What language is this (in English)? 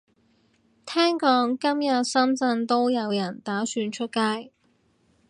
Cantonese